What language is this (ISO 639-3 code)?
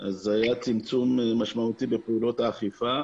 heb